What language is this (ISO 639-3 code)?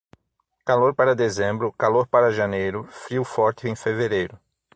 por